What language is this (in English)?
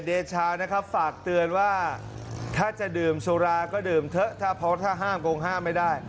Thai